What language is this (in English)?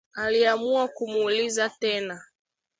Swahili